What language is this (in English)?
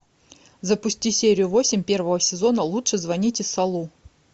Russian